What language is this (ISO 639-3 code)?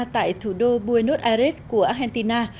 vie